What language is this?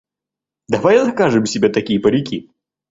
Russian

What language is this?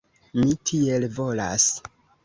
Esperanto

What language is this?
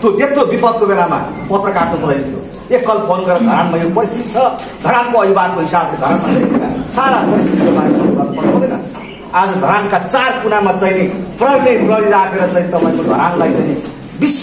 Indonesian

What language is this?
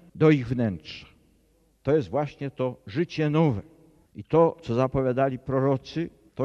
Polish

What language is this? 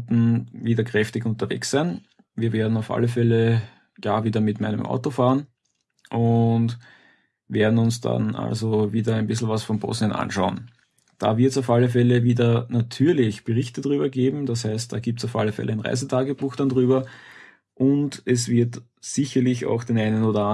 German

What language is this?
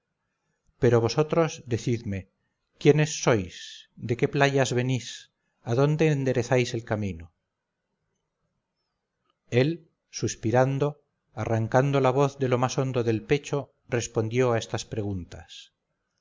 Spanish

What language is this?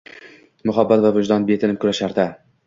Uzbek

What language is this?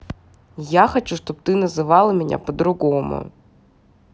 Russian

